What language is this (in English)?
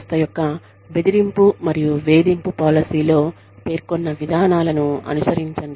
Telugu